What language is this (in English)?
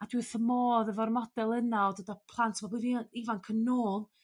Welsh